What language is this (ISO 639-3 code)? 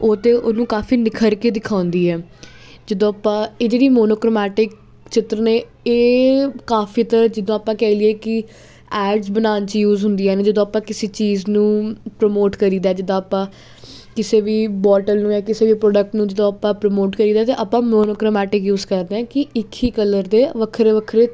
pan